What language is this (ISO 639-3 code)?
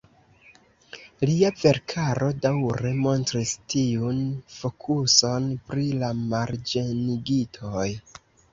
epo